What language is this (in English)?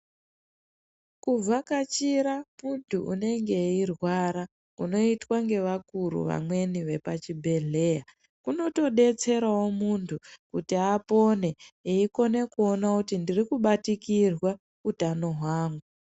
Ndau